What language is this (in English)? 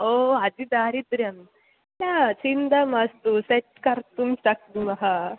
Sanskrit